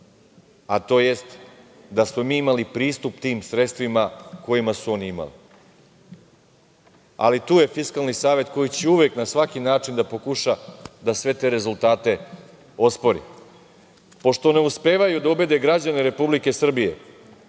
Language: Serbian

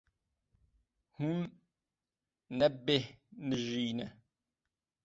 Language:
Kurdish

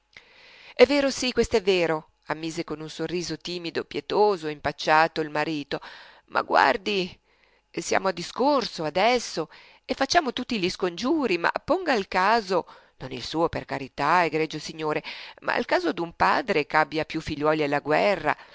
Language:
Italian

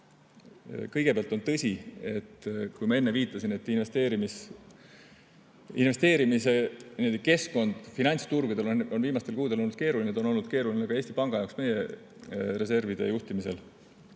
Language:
Estonian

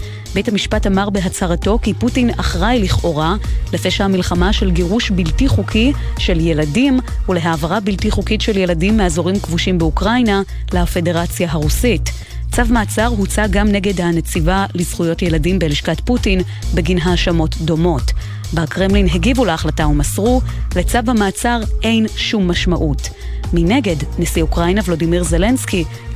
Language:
Hebrew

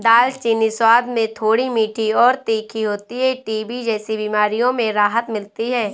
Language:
Hindi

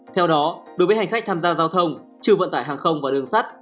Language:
Vietnamese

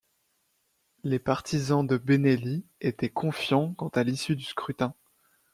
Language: French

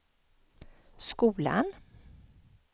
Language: Swedish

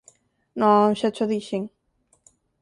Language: Galician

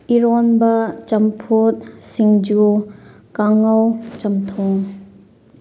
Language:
Manipuri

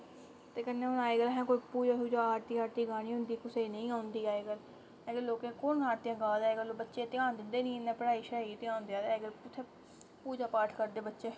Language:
Dogri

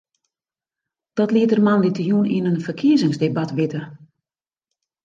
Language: Western Frisian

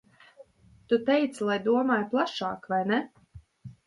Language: Latvian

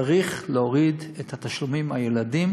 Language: Hebrew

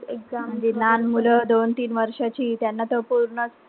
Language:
Marathi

